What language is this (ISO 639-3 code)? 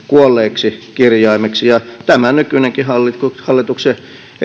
fin